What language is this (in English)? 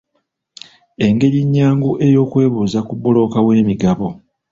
Ganda